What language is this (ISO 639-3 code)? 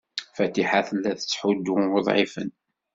kab